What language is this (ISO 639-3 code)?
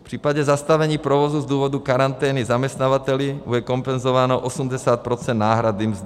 ces